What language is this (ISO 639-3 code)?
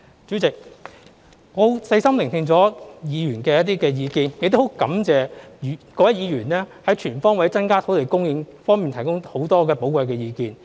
yue